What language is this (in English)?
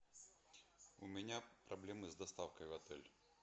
Russian